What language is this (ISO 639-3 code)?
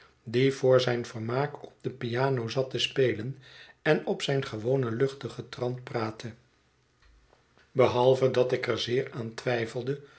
nld